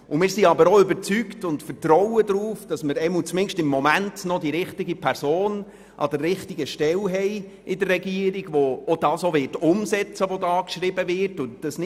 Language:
Swiss German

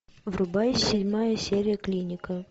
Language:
Russian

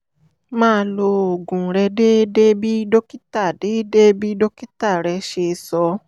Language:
Yoruba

